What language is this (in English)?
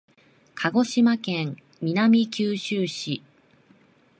Japanese